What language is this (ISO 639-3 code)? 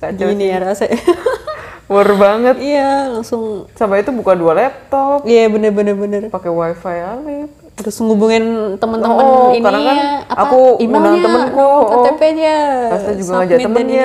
ind